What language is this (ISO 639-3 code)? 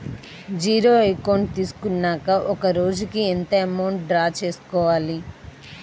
tel